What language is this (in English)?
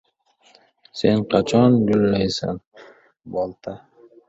Uzbek